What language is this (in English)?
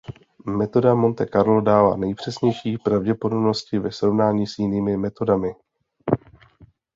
Czech